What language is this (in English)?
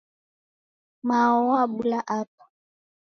Taita